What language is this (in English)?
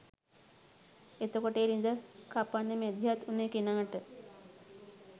Sinhala